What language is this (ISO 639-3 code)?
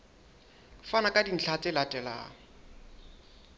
sot